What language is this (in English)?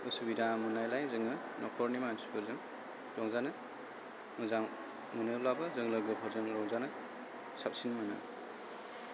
Bodo